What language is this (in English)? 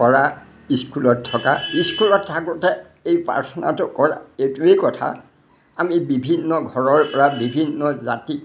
Assamese